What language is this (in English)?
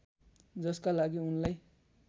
Nepali